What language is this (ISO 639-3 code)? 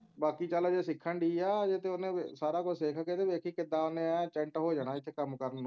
pan